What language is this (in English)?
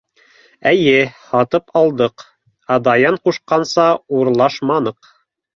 Bashkir